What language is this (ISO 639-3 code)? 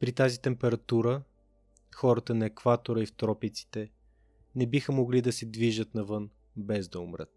bul